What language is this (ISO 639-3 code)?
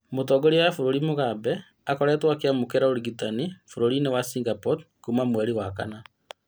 kik